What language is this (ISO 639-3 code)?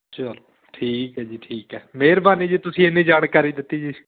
pan